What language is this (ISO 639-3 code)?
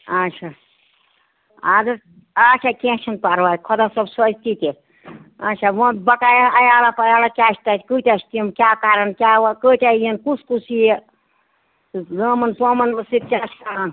kas